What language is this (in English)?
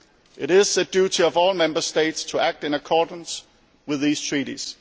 English